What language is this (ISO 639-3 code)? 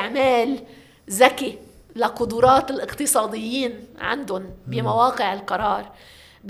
ara